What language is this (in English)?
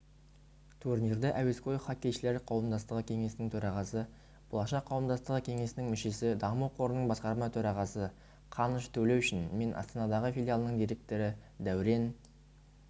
Kazakh